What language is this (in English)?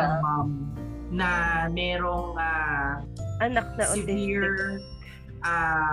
Filipino